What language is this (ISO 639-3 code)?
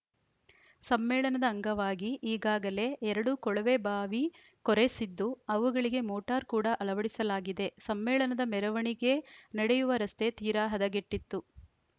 kan